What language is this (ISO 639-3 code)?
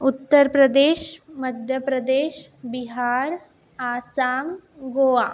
mar